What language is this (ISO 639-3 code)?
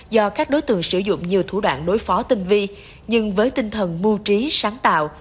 vie